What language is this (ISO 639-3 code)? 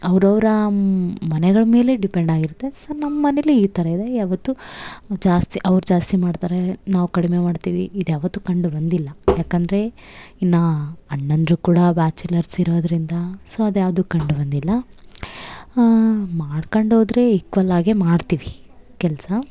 kan